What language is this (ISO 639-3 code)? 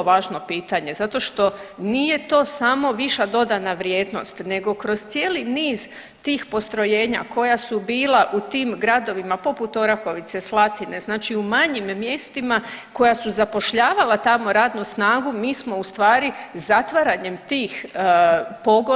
hrv